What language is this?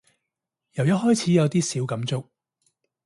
Cantonese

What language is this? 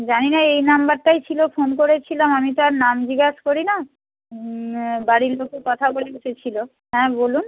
Bangla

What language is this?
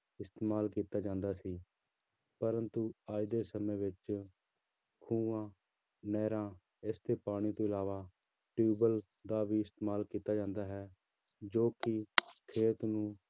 Punjabi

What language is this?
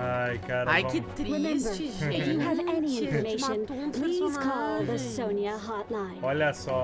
Portuguese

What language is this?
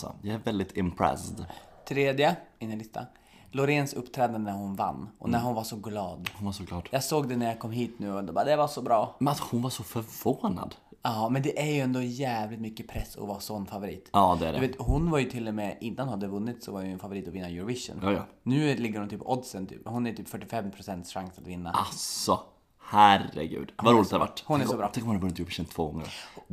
Swedish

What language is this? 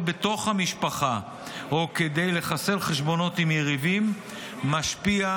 Hebrew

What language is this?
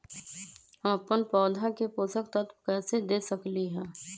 Magahi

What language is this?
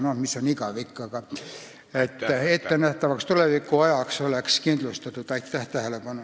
Estonian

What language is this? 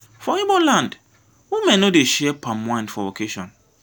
Nigerian Pidgin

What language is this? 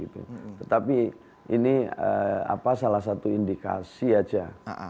Indonesian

